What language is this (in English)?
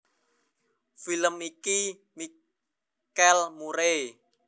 Javanese